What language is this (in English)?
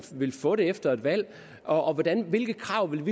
Danish